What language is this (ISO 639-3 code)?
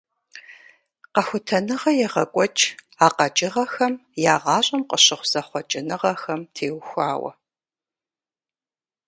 kbd